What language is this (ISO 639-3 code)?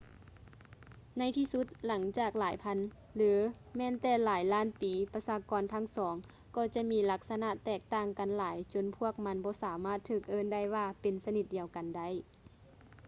lao